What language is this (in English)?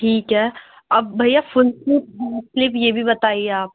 Urdu